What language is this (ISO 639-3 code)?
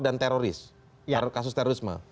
ind